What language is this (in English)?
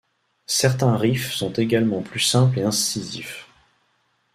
French